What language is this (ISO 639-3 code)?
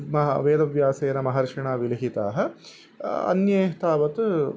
san